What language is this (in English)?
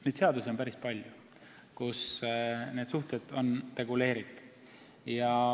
Estonian